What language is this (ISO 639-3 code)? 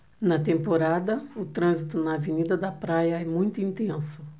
por